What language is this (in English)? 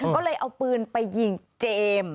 Thai